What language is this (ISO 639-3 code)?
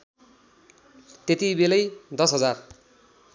nep